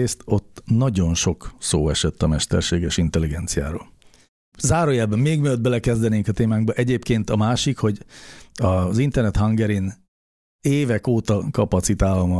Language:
Hungarian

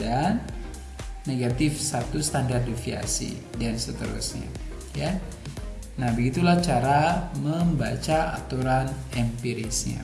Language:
Indonesian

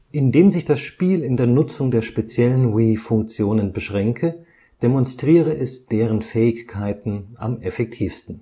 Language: German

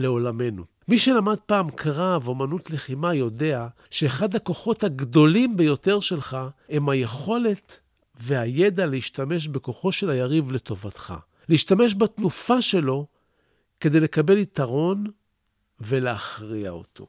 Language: Hebrew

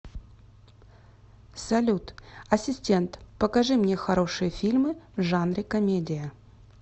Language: Russian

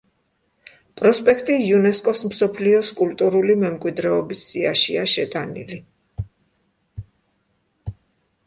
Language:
Georgian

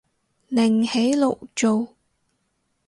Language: Cantonese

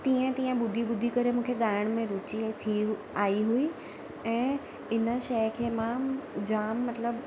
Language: Sindhi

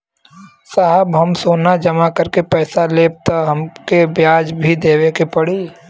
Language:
Bhojpuri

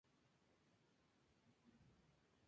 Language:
Spanish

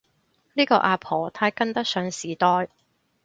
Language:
Cantonese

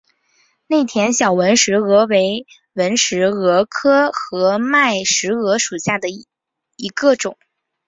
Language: Chinese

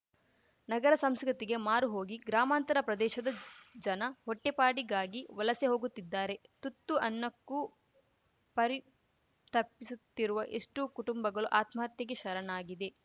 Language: Kannada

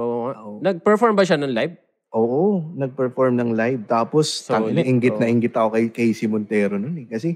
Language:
Filipino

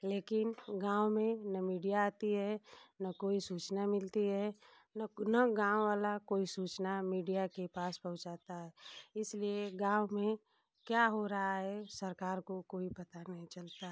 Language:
Hindi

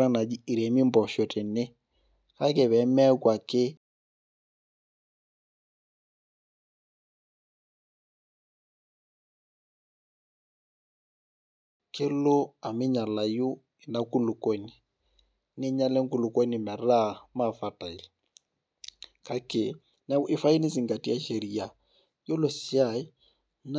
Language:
Masai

